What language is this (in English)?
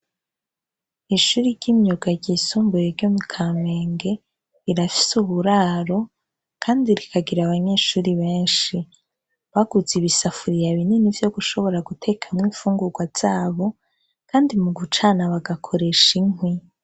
Rundi